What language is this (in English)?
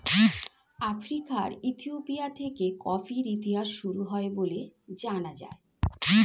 Bangla